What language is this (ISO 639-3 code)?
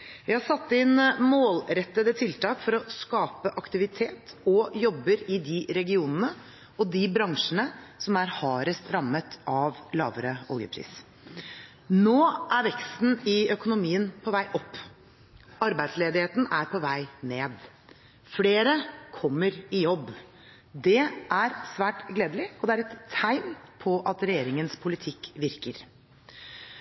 nob